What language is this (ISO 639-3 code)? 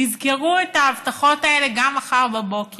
heb